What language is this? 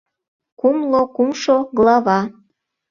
Mari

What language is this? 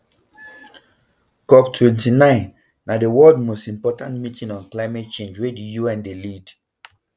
Nigerian Pidgin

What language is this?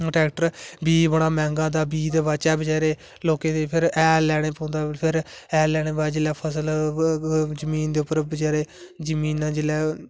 Dogri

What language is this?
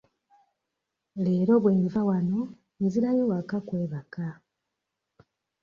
Ganda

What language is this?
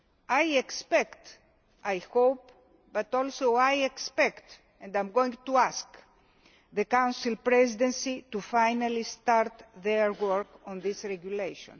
English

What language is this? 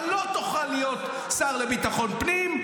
Hebrew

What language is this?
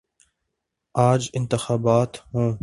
Urdu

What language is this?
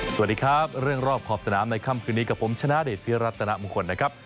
Thai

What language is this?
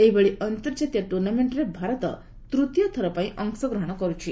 Odia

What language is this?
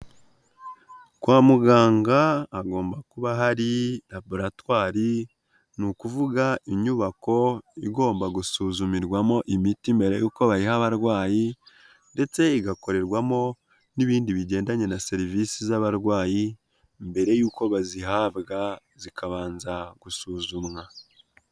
Kinyarwanda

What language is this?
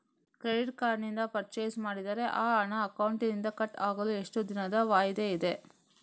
Kannada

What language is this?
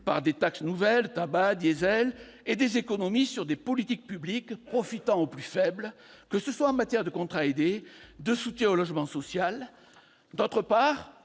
French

